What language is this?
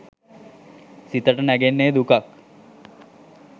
Sinhala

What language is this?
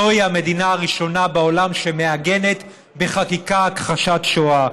Hebrew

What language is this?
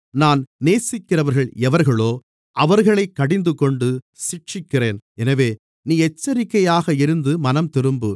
Tamil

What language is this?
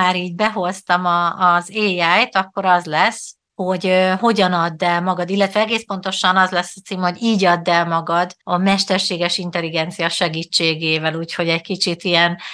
Hungarian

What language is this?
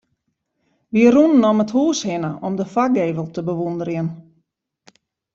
Western Frisian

